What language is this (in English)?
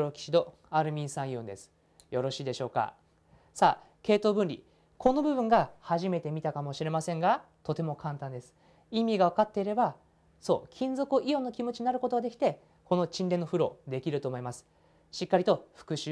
Japanese